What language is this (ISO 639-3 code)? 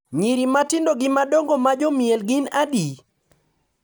luo